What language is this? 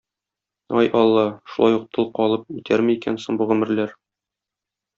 Tatar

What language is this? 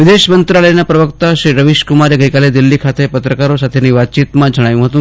Gujarati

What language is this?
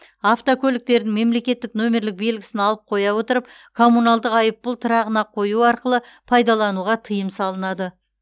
Kazakh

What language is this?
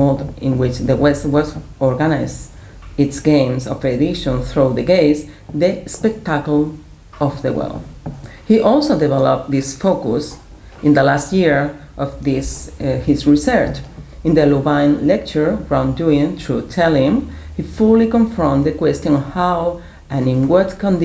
English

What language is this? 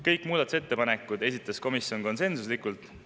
Estonian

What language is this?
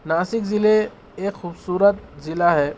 Urdu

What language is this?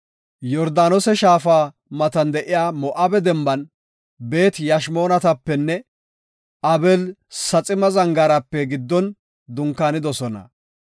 Gofa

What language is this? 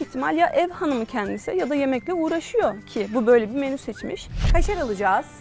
Turkish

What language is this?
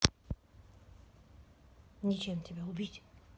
Russian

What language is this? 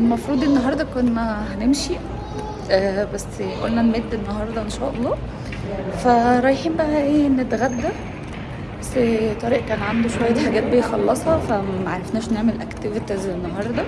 Arabic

